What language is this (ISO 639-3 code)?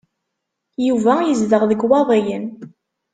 kab